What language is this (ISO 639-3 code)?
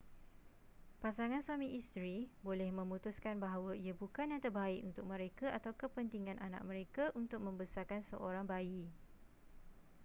msa